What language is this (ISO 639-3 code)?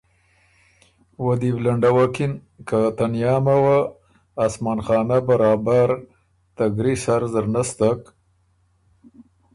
oru